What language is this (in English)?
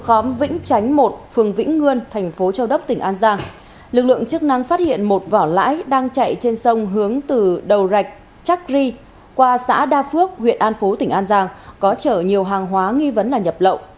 Vietnamese